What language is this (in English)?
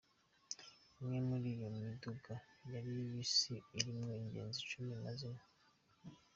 Kinyarwanda